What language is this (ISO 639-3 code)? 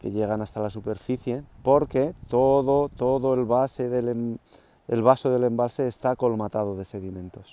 spa